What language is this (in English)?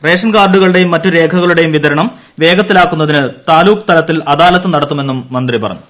Malayalam